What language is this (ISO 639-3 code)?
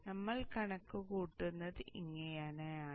mal